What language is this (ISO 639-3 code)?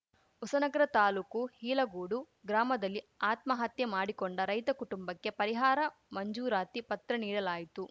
kan